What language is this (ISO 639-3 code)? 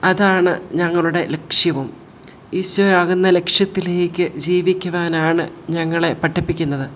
mal